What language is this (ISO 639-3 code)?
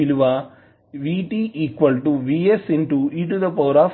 tel